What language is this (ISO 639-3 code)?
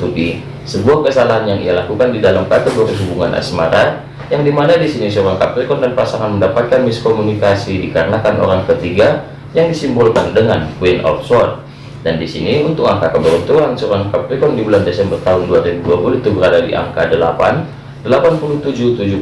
ind